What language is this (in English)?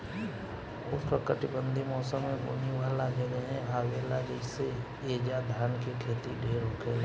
Bhojpuri